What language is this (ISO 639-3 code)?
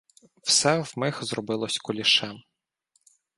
ukr